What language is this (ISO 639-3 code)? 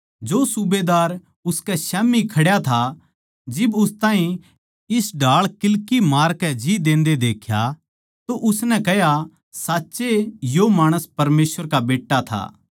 bgc